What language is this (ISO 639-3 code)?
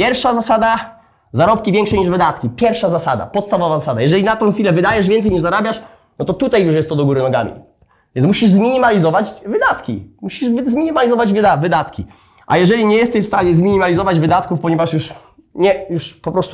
pol